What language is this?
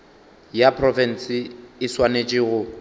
Northern Sotho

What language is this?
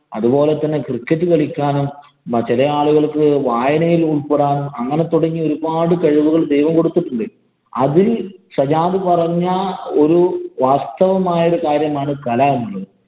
Malayalam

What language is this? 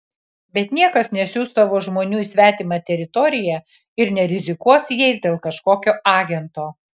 Lithuanian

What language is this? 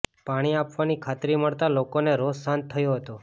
Gujarati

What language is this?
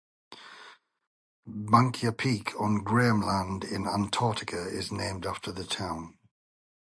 English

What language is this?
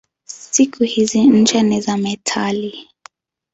Swahili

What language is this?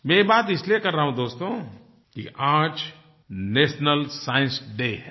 Hindi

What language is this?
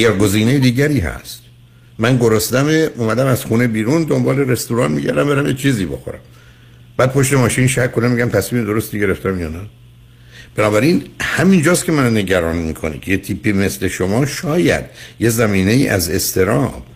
Persian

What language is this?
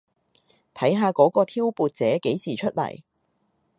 Cantonese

